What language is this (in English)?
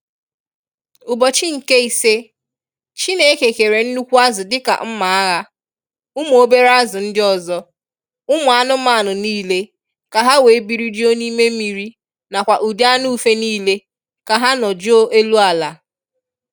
Igbo